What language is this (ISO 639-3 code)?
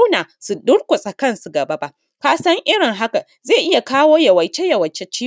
hau